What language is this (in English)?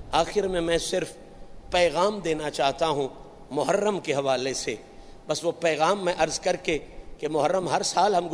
Urdu